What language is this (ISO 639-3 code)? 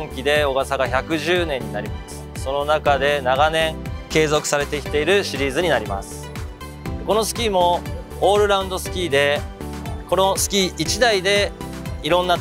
jpn